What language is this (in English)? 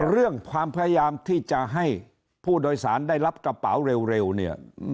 Thai